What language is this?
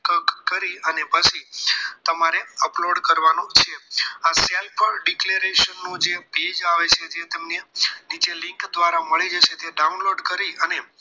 Gujarati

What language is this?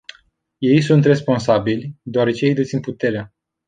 Romanian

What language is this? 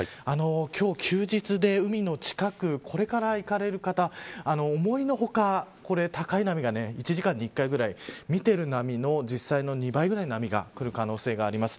Japanese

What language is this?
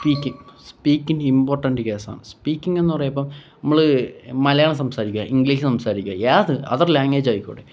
Malayalam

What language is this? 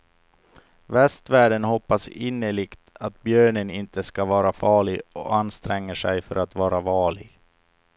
Swedish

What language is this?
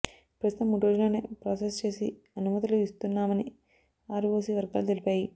Telugu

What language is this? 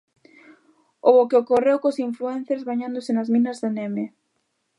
Galician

